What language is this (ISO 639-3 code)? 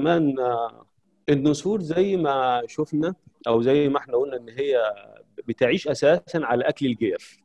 ara